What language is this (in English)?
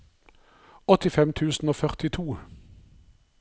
Norwegian